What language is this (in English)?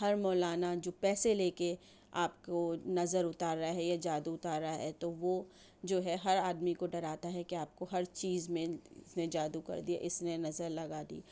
Urdu